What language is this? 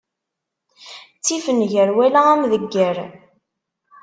Kabyle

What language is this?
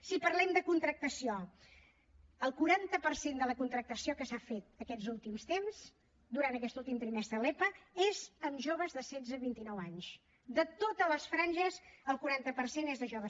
Catalan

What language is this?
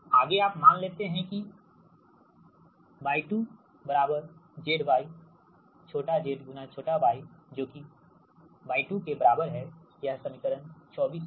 Hindi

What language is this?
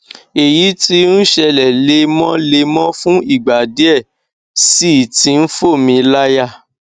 Yoruba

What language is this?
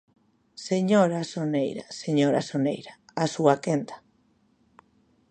Galician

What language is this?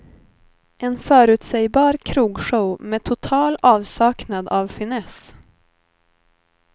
Swedish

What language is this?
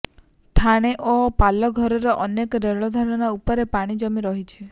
Odia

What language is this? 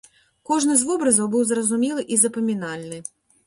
Belarusian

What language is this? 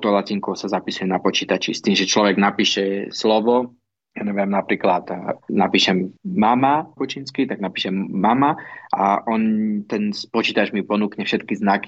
Slovak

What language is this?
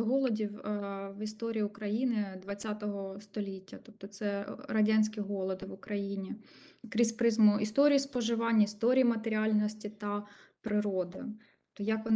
Ukrainian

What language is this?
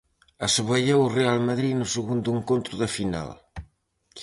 Galician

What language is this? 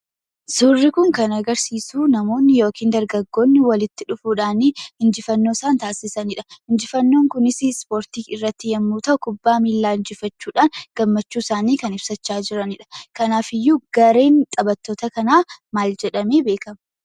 Oromo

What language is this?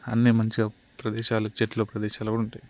Telugu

